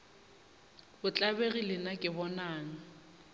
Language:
Northern Sotho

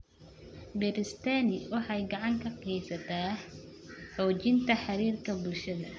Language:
Somali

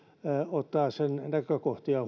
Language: Finnish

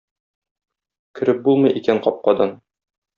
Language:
Tatar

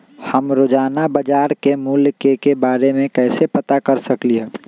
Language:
Magahi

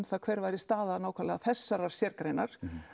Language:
Icelandic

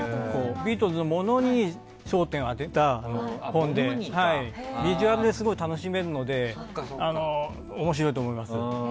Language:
Japanese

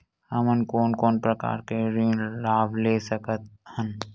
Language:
Chhattisgarhi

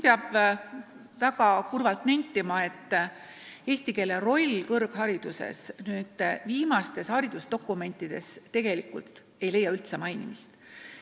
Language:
Estonian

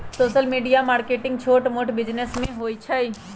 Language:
Magahi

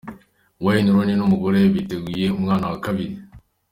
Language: Kinyarwanda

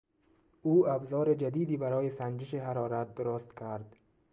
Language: Persian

